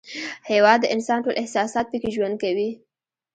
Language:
Pashto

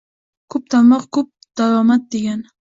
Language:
Uzbek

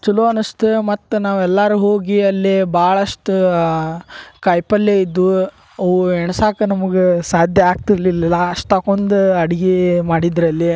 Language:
Kannada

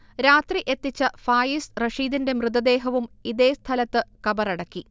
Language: Malayalam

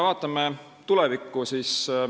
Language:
Estonian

